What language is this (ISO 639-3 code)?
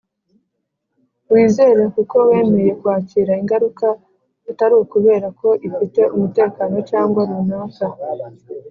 kin